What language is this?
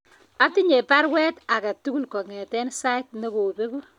Kalenjin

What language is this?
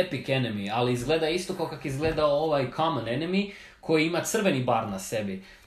Croatian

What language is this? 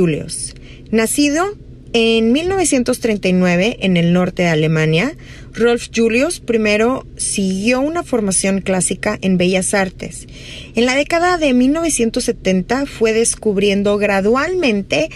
Spanish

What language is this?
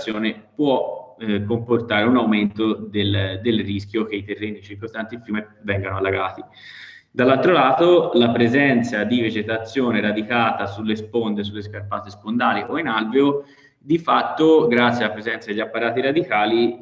Italian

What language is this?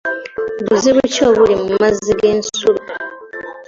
Ganda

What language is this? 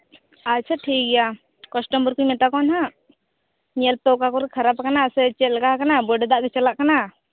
Santali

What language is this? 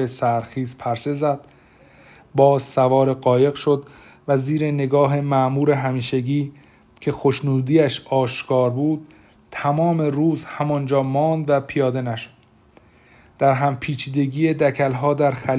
Persian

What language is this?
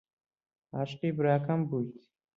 Central Kurdish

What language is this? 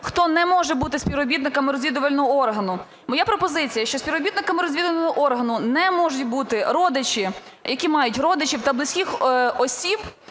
Ukrainian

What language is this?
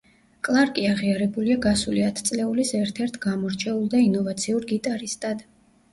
Georgian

